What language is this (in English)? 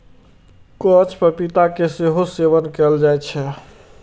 Maithili